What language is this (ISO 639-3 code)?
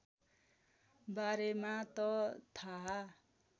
nep